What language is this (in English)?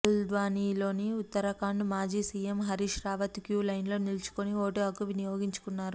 Telugu